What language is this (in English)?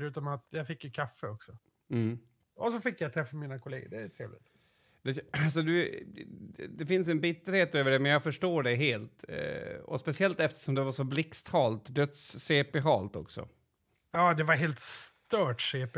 Swedish